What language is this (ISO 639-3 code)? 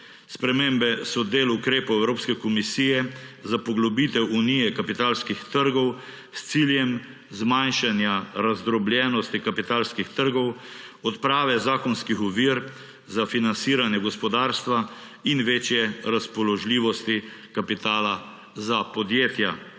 slv